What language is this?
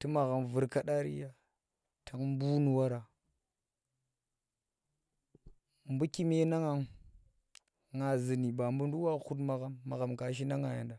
Tera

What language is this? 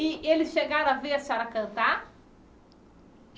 Portuguese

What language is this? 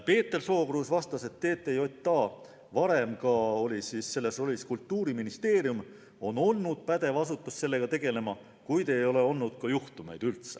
Estonian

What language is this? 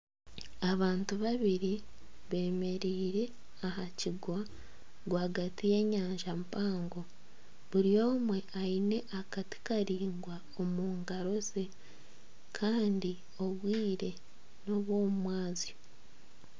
Nyankole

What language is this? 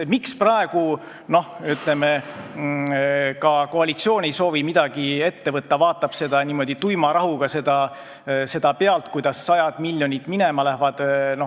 Estonian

